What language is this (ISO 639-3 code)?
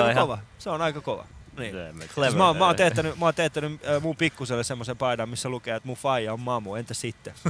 fin